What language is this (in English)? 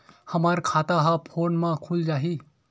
Chhattisgarhi